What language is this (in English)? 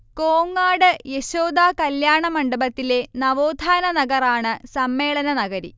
Malayalam